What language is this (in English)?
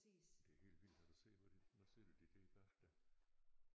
Danish